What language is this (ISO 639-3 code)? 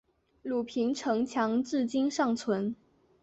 zho